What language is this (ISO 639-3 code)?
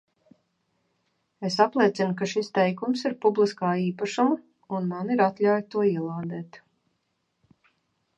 lav